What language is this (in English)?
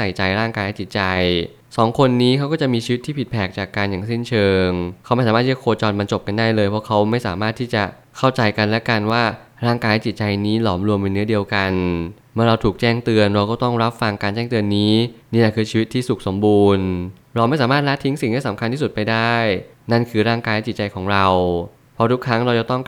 Thai